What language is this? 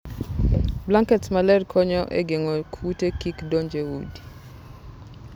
Luo (Kenya and Tanzania)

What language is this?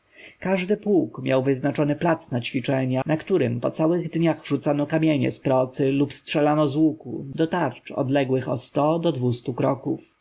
Polish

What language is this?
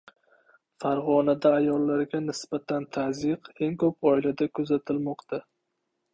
Uzbek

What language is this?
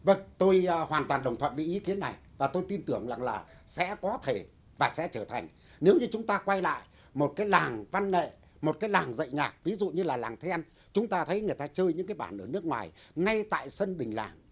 Vietnamese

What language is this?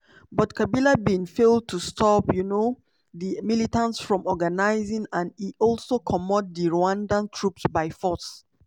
Nigerian Pidgin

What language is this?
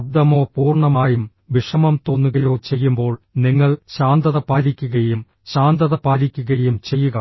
Malayalam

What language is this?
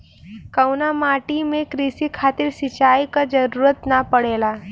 Bhojpuri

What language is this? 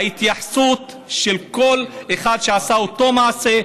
Hebrew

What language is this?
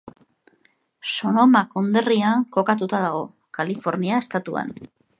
Basque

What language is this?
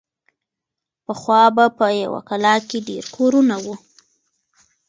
Pashto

